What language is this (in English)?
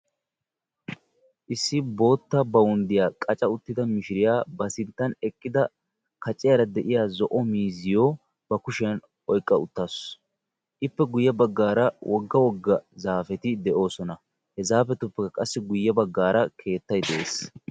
Wolaytta